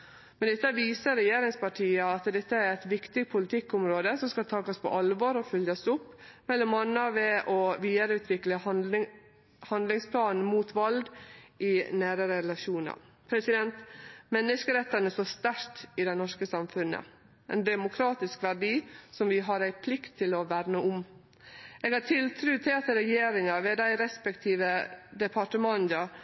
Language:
Norwegian Nynorsk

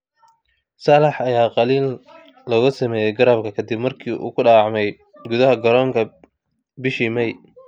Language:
Somali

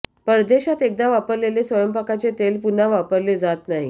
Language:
Marathi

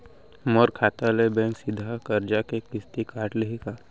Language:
Chhattisgarhi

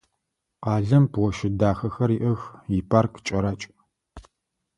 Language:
Adyghe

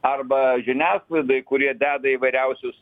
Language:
Lithuanian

